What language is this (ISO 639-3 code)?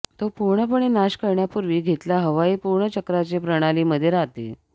mar